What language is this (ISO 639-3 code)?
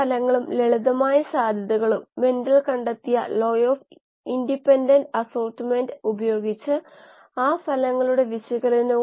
mal